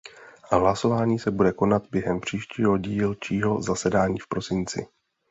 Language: Czech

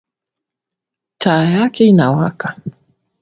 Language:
Swahili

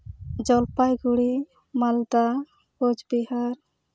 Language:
Santali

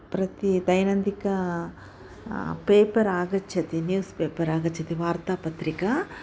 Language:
Sanskrit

